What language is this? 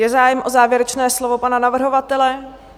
Czech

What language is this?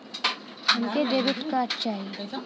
Bhojpuri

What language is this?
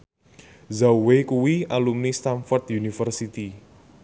Javanese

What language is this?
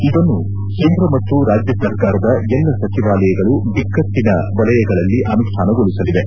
Kannada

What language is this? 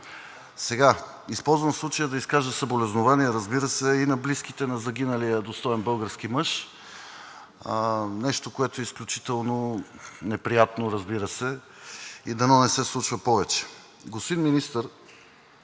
Bulgarian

